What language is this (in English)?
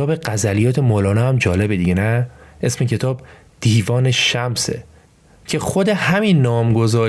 Persian